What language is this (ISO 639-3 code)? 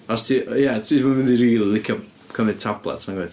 cym